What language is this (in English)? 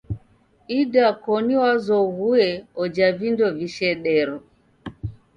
Taita